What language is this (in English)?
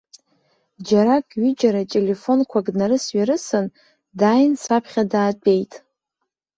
Abkhazian